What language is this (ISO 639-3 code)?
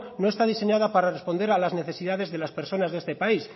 spa